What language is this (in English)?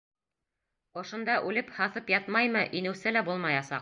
Bashkir